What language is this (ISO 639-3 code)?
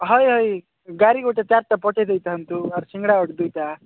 ori